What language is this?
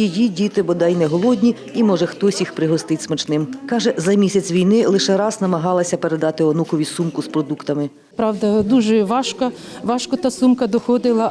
Ukrainian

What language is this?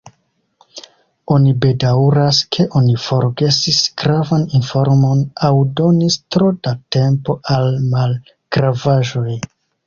Esperanto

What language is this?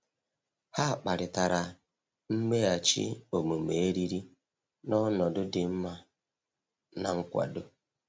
Igbo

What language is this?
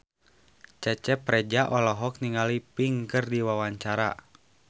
Sundanese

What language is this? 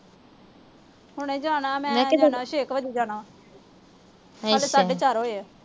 Punjabi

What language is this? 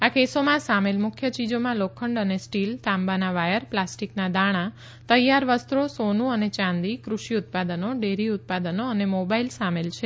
Gujarati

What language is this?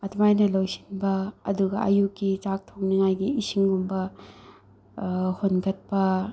Manipuri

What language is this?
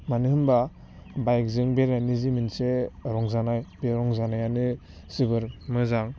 Bodo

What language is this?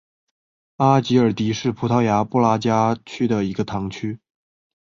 Chinese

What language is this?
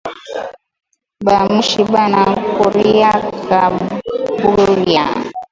Swahili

